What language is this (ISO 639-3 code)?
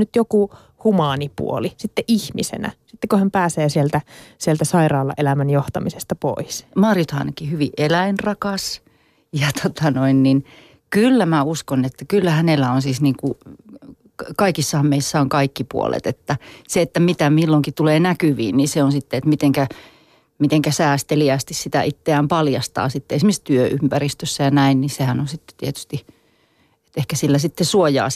fin